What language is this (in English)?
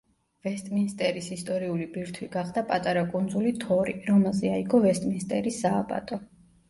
Georgian